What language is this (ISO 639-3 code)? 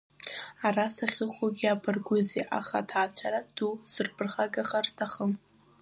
abk